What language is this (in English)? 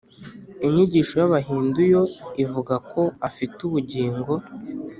Kinyarwanda